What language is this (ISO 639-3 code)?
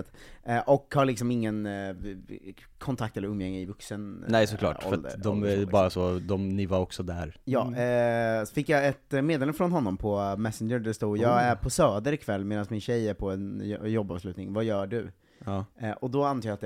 swe